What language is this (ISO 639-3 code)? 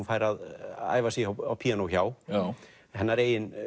isl